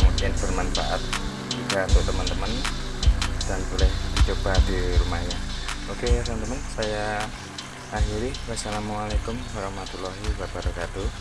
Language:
Indonesian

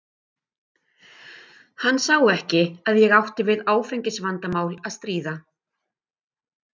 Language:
Icelandic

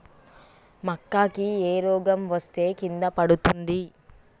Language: Telugu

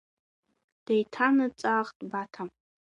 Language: Abkhazian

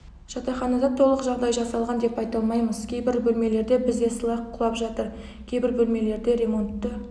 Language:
Kazakh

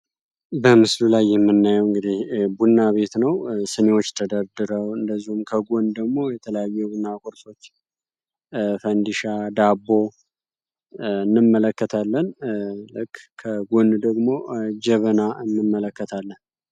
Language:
Amharic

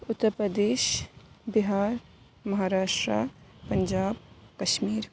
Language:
Urdu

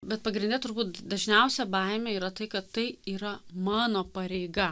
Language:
Lithuanian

